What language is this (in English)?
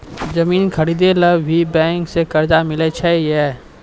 Maithili